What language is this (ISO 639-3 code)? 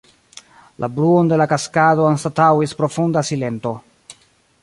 epo